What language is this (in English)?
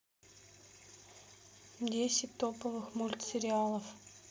Russian